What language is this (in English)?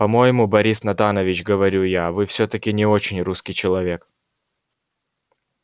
Russian